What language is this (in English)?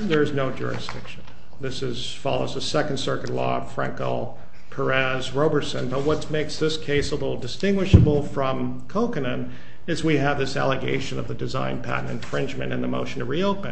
English